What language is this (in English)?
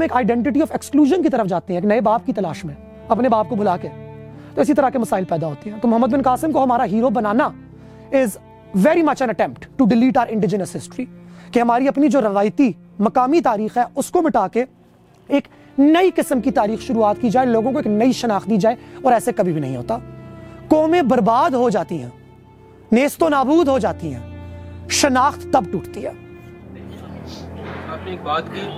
Urdu